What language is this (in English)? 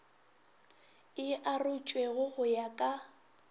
Northern Sotho